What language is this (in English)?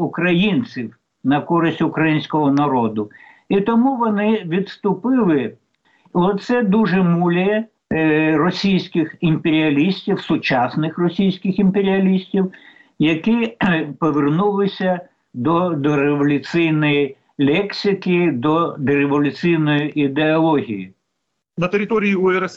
Ukrainian